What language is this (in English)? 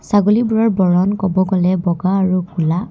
Assamese